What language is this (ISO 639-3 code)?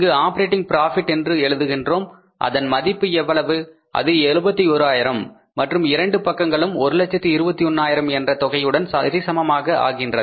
tam